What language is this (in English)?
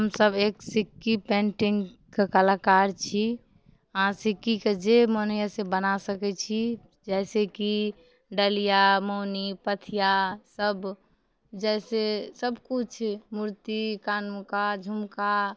Maithili